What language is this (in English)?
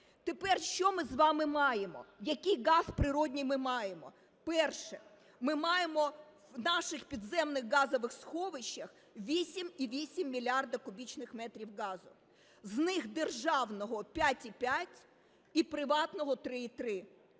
Ukrainian